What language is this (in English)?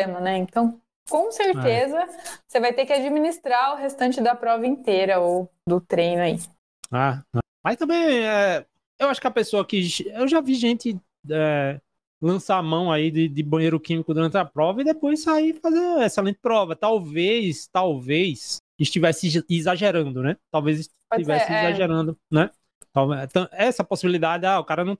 Portuguese